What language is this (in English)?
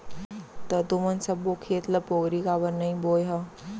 Chhattisgarhi